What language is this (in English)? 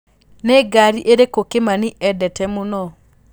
Kikuyu